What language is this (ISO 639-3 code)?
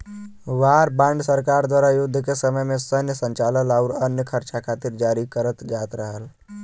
bho